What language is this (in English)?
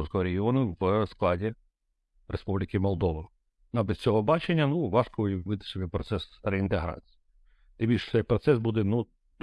Ukrainian